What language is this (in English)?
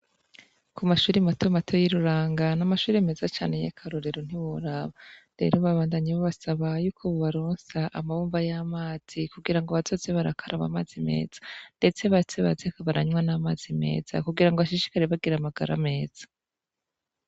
Rundi